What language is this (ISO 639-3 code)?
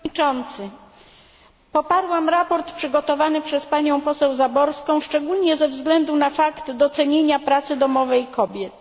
pol